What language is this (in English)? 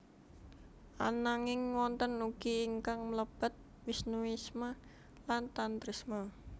Javanese